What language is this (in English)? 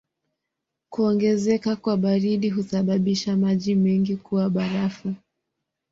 Swahili